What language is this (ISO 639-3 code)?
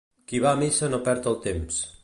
cat